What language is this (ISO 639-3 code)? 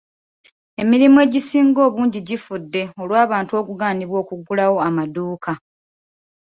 lug